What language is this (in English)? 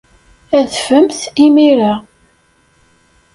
Kabyle